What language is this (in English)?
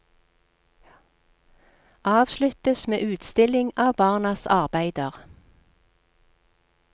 Norwegian